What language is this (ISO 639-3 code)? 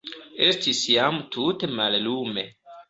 epo